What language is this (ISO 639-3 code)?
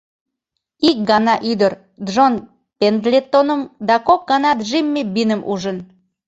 chm